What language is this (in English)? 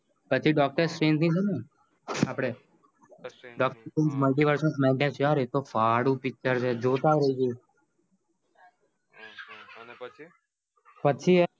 Gujarati